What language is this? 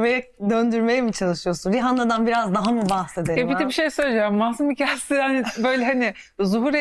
Turkish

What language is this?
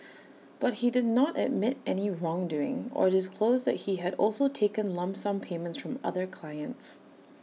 English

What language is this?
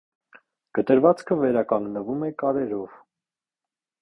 Armenian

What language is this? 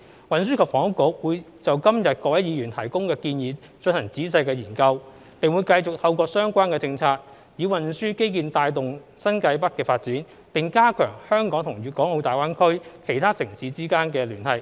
Cantonese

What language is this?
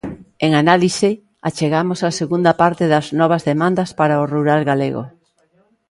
Galician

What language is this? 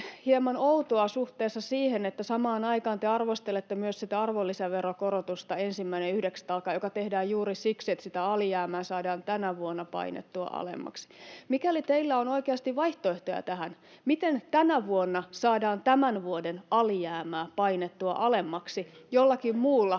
Finnish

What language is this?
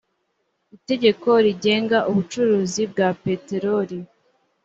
Kinyarwanda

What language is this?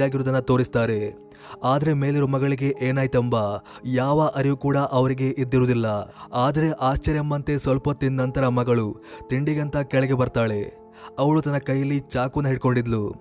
Kannada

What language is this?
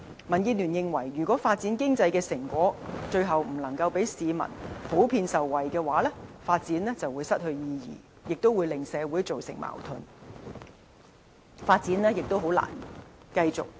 Cantonese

